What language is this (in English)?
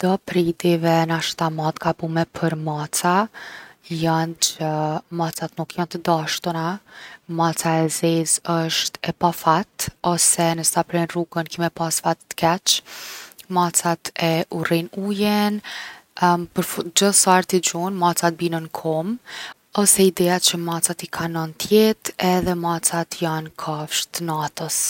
Gheg Albanian